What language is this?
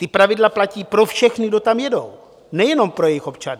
Czech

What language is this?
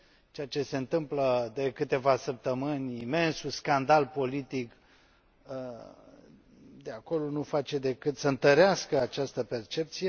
Romanian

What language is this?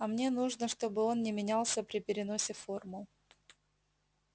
Russian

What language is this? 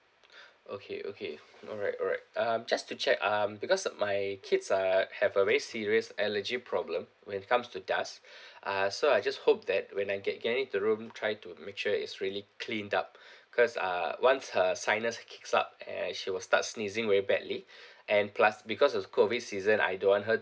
English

